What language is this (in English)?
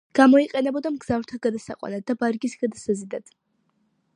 Georgian